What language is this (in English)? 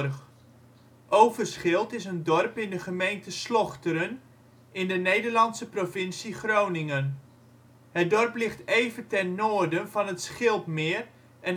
Dutch